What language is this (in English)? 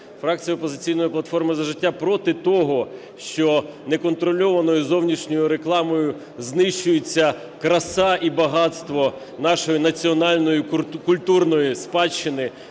Ukrainian